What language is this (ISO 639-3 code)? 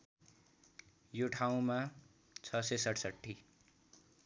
nep